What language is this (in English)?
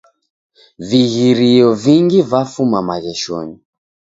Taita